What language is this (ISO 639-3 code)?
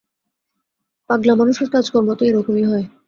ben